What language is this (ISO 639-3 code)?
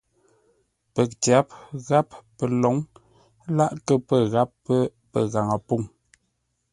nla